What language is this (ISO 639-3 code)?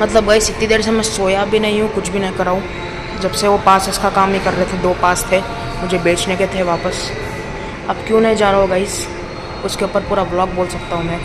hin